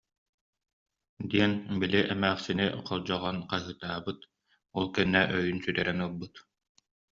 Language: Yakut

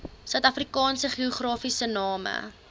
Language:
Afrikaans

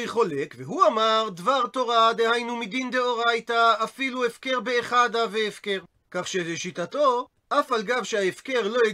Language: Hebrew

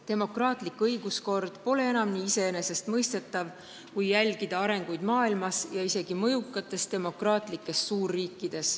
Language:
Estonian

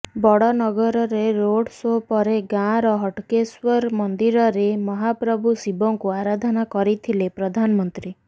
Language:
Odia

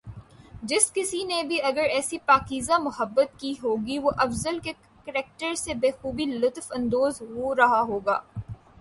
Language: Urdu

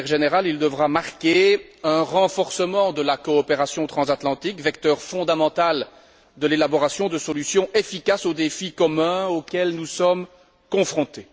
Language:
French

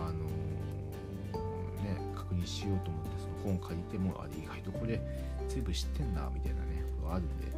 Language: Japanese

